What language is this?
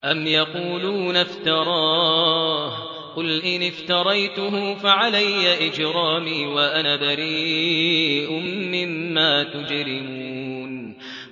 Arabic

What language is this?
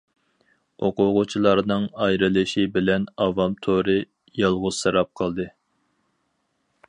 Uyghur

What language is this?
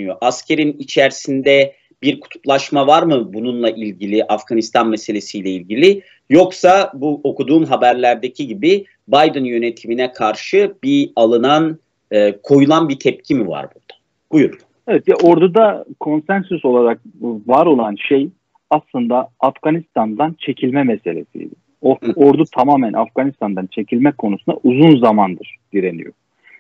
Turkish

